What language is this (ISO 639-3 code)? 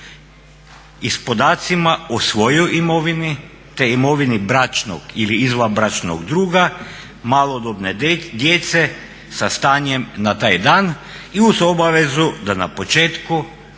hrv